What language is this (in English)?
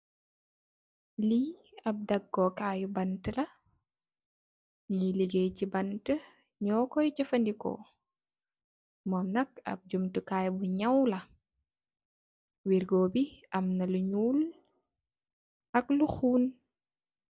Wolof